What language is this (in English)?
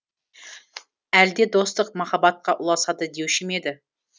Kazakh